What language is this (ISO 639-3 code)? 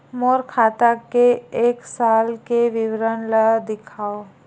hne